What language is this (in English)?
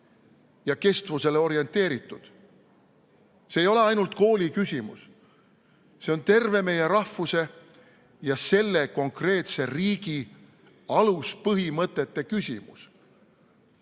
Estonian